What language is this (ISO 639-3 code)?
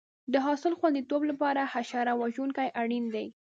pus